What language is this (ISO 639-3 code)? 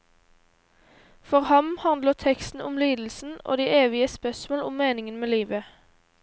nor